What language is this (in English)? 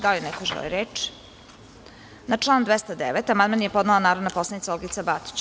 Serbian